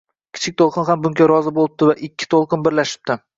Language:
Uzbek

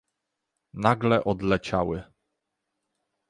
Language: Polish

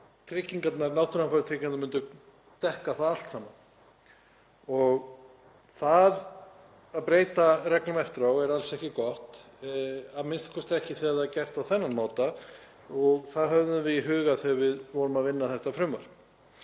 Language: Icelandic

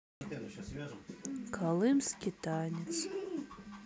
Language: Russian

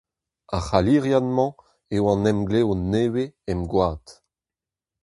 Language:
Breton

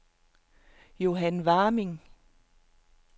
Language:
Danish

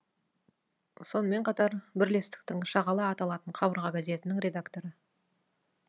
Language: Kazakh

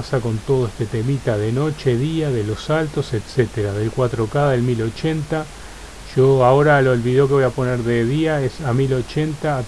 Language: Spanish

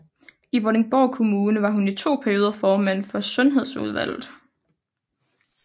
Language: Danish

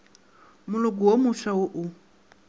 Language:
Northern Sotho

